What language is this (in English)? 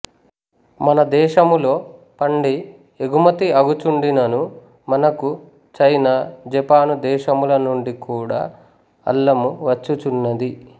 Telugu